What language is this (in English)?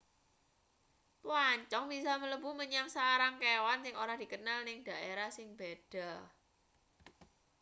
Javanese